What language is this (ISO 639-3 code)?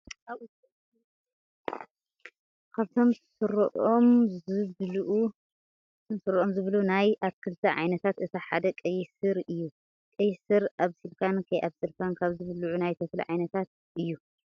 tir